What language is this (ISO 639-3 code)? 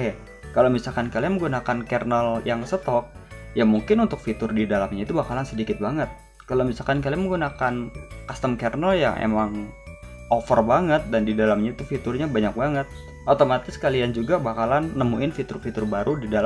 ind